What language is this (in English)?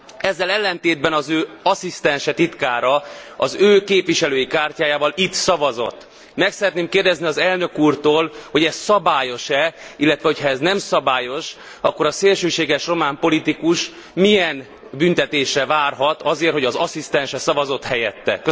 Hungarian